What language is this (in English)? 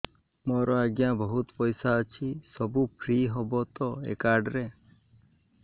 Odia